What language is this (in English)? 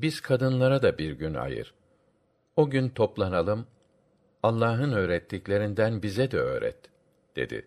Turkish